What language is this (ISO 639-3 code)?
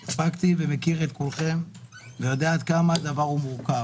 heb